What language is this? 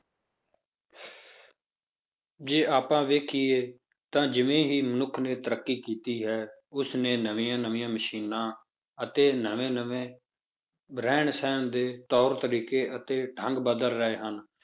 Punjabi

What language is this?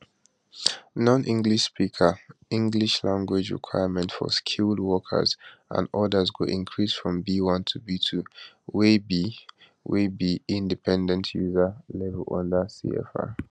Nigerian Pidgin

